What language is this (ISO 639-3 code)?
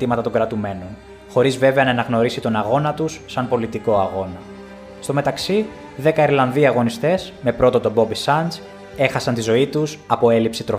ell